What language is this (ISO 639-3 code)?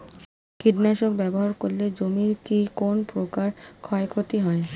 ben